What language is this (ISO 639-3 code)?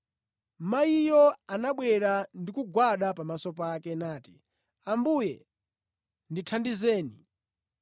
nya